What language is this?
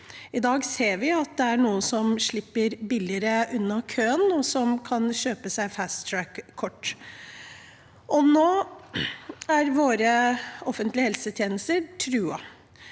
Norwegian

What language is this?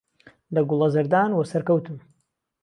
Central Kurdish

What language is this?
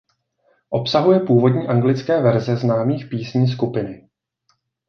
Czech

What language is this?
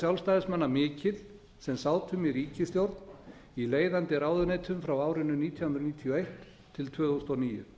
Icelandic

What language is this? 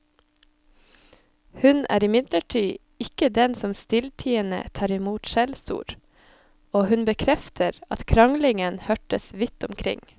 Norwegian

